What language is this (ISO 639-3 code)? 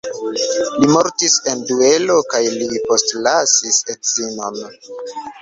epo